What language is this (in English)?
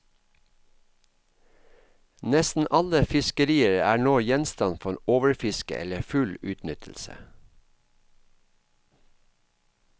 Norwegian